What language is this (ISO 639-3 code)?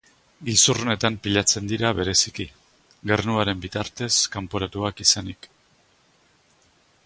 eus